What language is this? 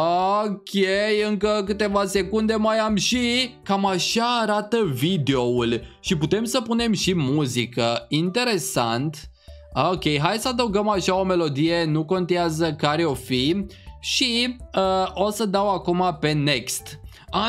Romanian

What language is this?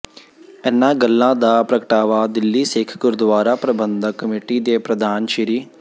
Punjabi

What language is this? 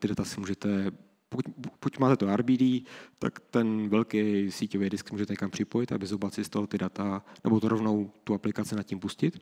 Czech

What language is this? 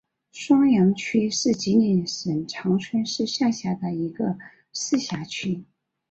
Chinese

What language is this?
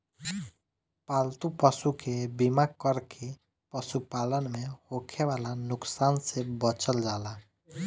Bhojpuri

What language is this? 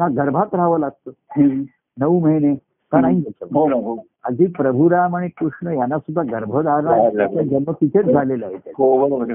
Marathi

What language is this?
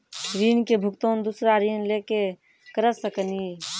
Maithili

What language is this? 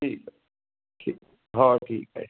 Marathi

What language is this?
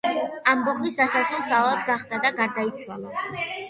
Georgian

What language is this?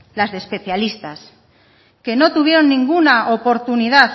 Spanish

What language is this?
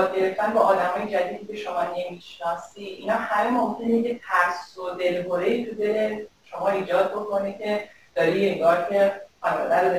Persian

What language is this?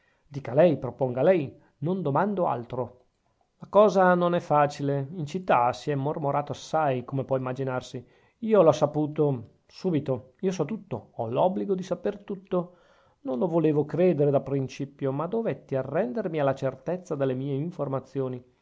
Italian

